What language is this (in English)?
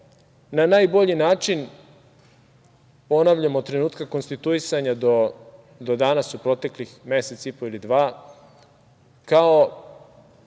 Serbian